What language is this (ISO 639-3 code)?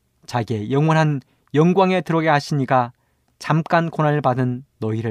kor